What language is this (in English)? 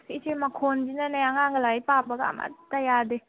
Manipuri